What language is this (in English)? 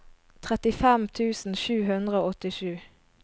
Norwegian